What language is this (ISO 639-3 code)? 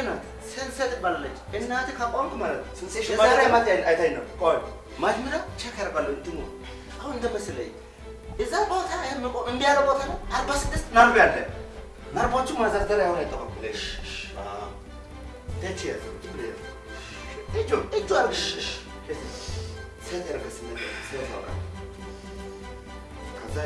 amh